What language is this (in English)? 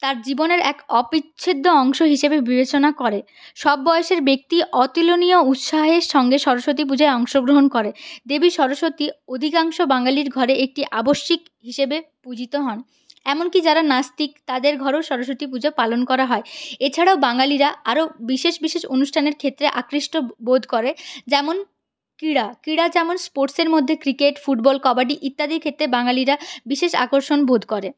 Bangla